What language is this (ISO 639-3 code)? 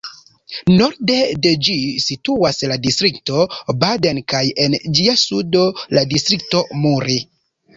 epo